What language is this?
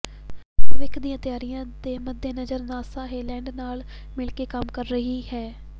Punjabi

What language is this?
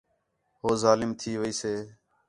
Khetrani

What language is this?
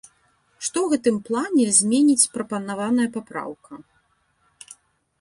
Belarusian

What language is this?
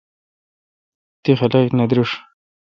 Kalkoti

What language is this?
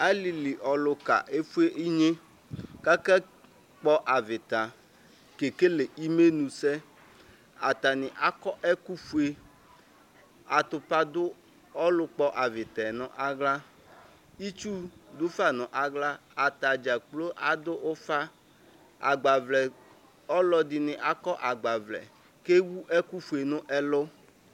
Ikposo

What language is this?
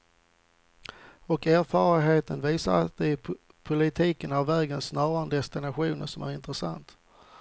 Swedish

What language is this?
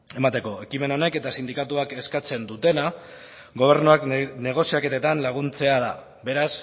Basque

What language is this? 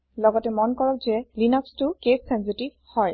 Assamese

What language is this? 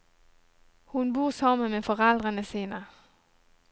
Norwegian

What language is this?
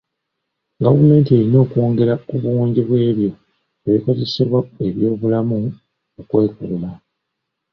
Ganda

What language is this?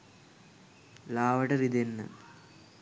Sinhala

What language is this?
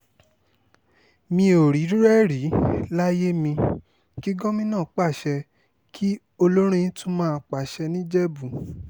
Yoruba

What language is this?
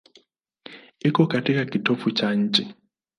Swahili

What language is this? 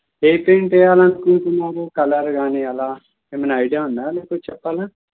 Telugu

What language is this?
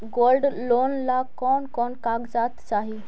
Magahi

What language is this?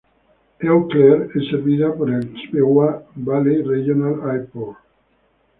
Spanish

